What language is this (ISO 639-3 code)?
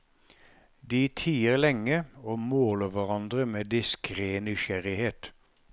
nor